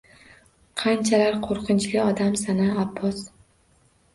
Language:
Uzbek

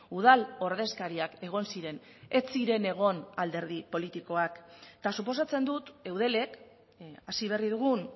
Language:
Basque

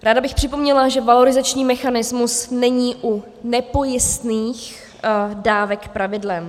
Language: Czech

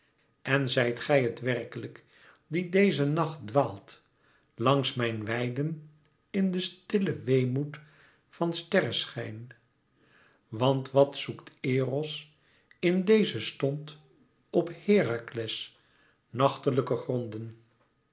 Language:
Dutch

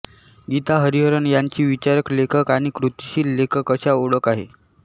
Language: Marathi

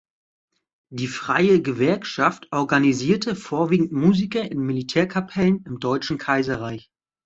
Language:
German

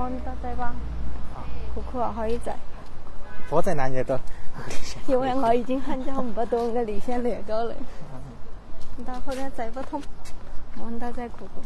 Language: Chinese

